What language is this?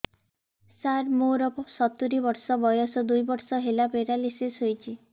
Odia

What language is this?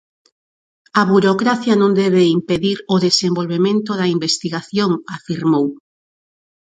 Galician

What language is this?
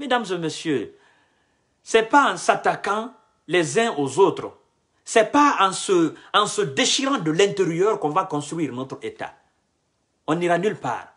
French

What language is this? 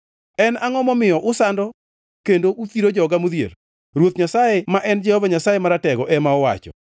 Luo (Kenya and Tanzania)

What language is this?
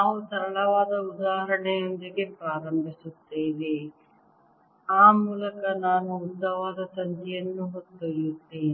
Kannada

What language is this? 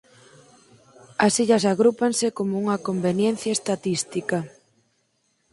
Galician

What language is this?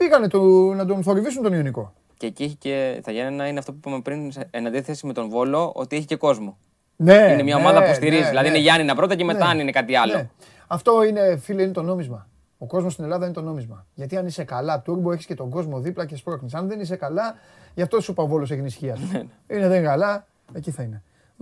Greek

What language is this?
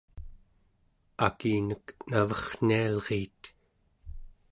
Central Yupik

